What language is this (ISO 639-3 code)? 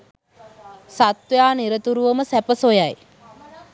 sin